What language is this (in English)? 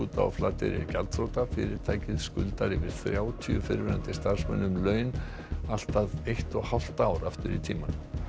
Icelandic